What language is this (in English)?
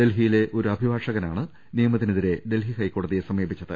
Malayalam